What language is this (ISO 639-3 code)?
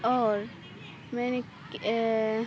urd